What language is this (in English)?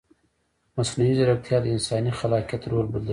Pashto